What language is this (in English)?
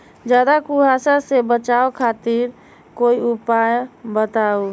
Magahi